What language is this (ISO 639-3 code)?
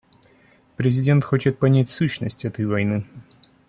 rus